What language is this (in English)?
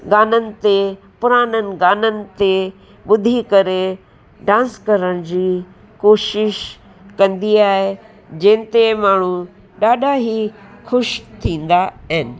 Sindhi